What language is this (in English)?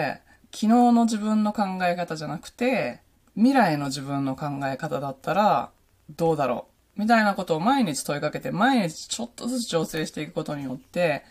Japanese